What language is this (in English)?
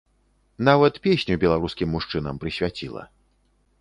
Belarusian